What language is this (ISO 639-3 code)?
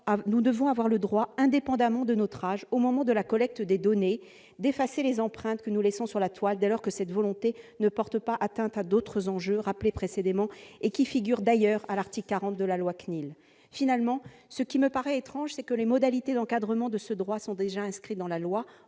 fra